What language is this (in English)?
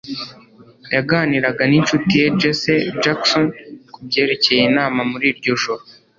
Kinyarwanda